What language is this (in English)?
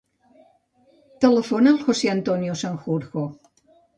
Catalan